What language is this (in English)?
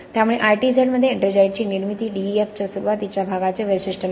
Marathi